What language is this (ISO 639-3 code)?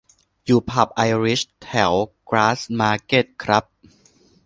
tha